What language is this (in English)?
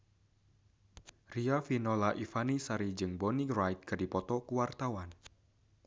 Sundanese